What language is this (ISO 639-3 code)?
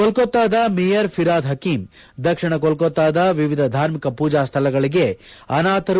kan